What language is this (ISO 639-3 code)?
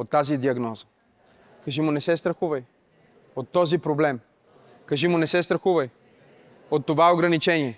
bul